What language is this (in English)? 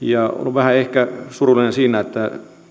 Finnish